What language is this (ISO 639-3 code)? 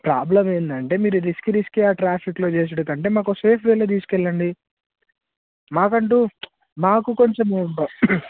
tel